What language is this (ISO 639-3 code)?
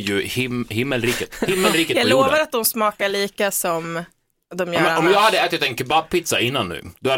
swe